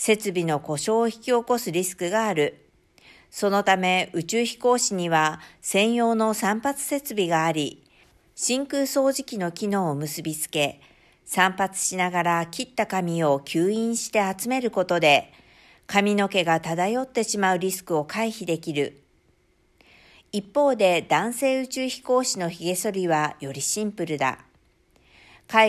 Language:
Japanese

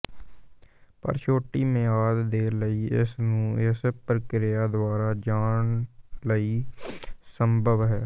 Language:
Punjabi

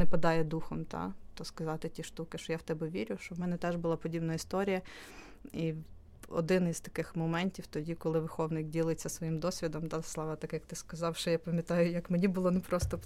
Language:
Ukrainian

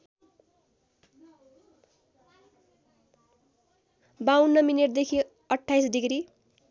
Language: Nepali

